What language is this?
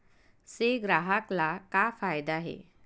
Chhattisgarhi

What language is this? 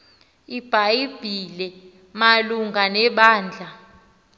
Xhosa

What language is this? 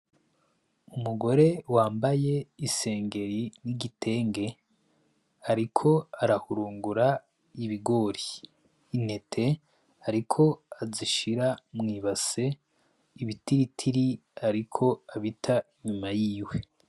Rundi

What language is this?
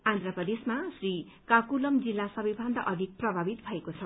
Nepali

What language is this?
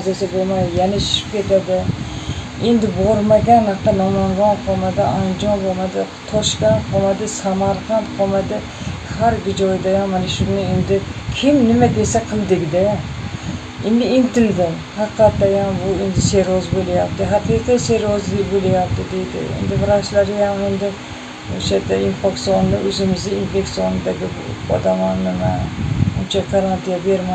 Turkish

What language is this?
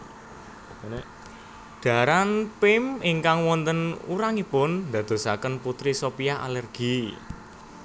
Javanese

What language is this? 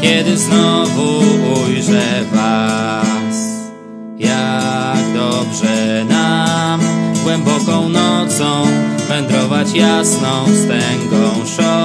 Polish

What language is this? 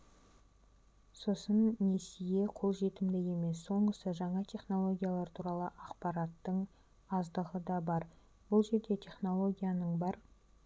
Kazakh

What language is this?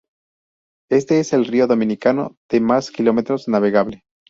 Spanish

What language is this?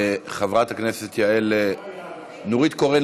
Hebrew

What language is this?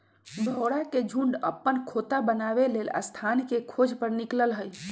Magahi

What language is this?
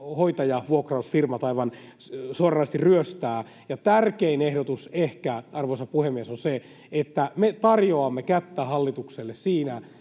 Finnish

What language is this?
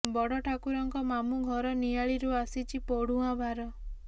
Odia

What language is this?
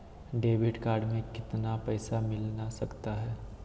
Magahi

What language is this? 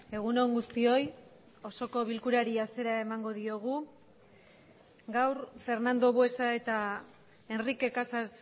Basque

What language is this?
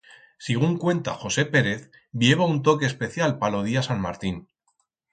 Aragonese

